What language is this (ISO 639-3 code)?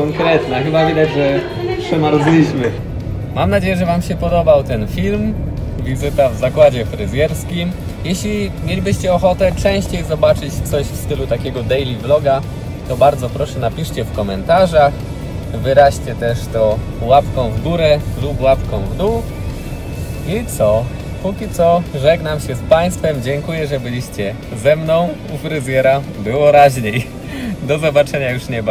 pol